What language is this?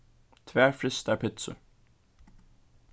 Faroese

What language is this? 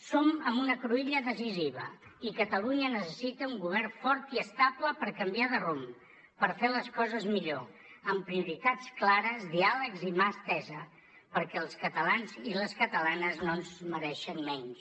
Catalan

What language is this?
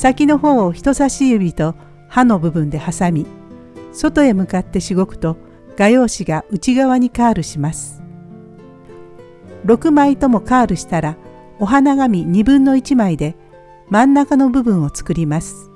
Japanese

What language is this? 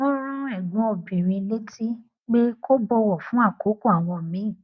Yoruba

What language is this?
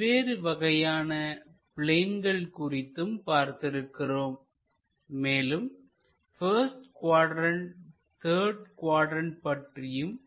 Tamil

